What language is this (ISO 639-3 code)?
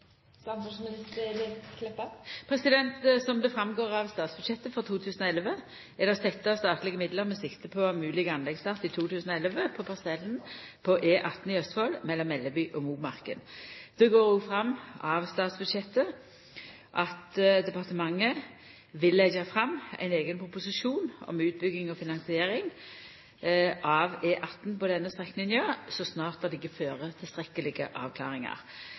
nor